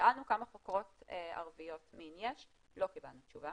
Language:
Hebrew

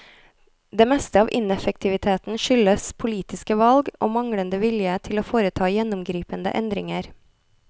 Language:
Norwegian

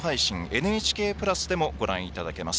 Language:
Japanese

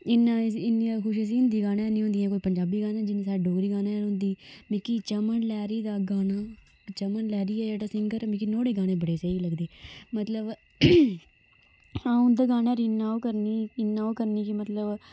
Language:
Dogri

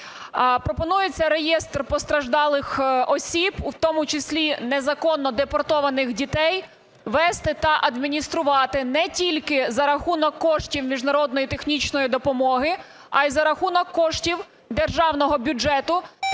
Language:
Ukrainian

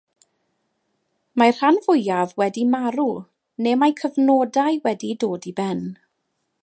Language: Welsh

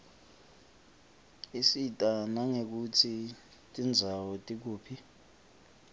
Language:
Swati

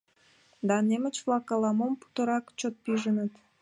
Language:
Mari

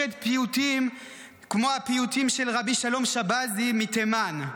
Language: Hebrew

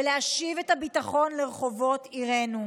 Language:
Hebrew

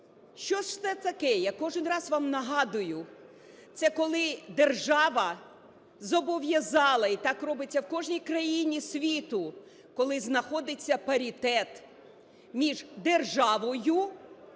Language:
Ukrainian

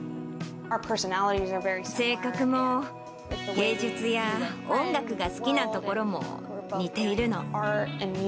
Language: Japanese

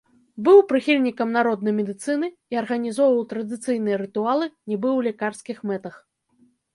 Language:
Belarusian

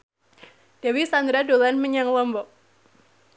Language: Javanese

